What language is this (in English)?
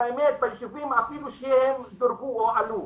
Hebrew